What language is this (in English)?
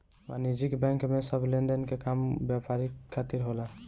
Bhojpuri